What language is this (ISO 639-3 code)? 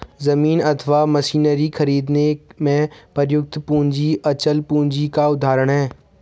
hin